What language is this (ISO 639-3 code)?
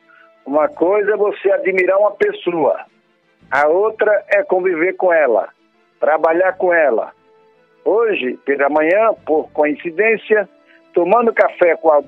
por